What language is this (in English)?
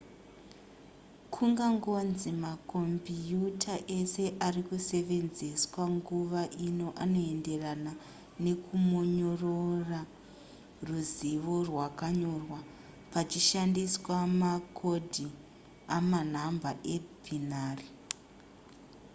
Shona